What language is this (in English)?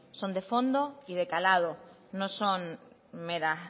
Spanish